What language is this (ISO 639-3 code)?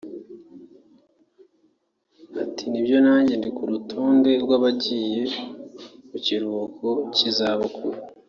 kin